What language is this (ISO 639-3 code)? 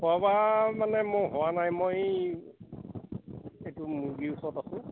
asm